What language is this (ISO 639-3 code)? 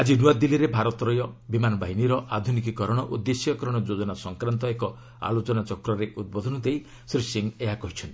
ori